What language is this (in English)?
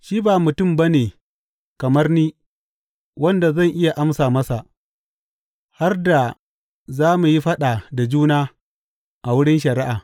Hausa